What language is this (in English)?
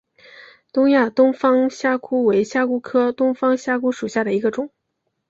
Chinese